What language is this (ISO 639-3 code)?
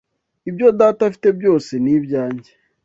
kin